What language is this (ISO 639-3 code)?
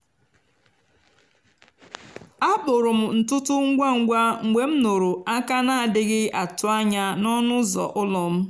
ibo